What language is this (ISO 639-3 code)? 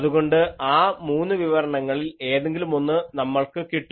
mal